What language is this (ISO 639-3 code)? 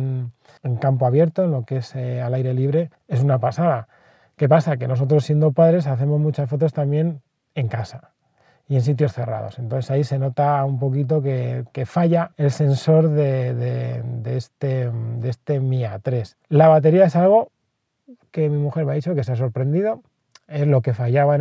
spa